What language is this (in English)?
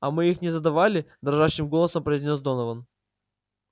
Russian